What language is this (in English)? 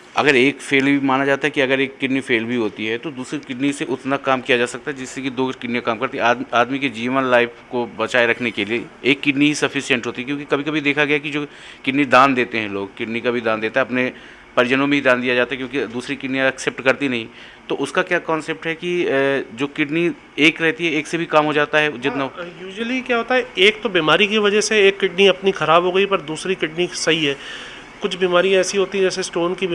Hindi